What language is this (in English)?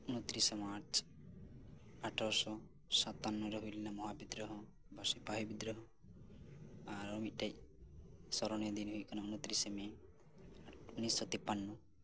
Santali